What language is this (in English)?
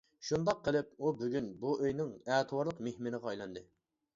Uyghur